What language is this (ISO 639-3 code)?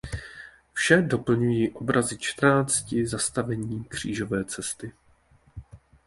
ces